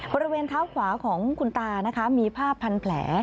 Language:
Thai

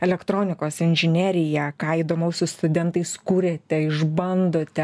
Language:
Lithuanian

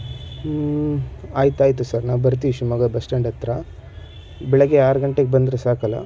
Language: Kannada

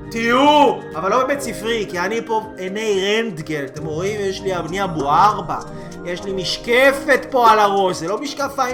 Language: Hebrew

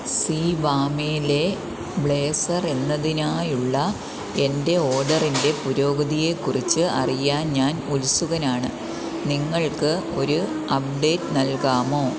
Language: Malayalam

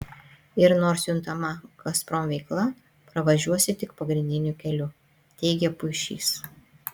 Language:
Lithuanian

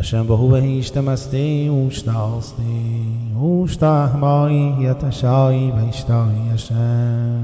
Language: Persian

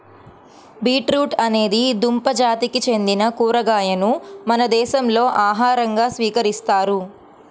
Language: Telugu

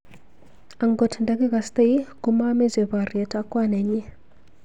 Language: Kalenjin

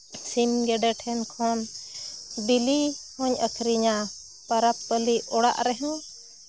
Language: Santali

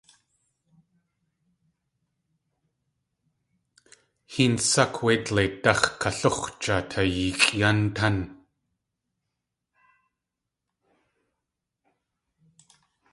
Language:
Tlingit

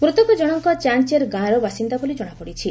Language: Odia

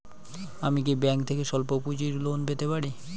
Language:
Bangla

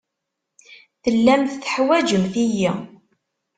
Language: Kabyle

